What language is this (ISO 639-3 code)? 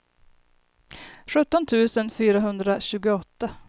swe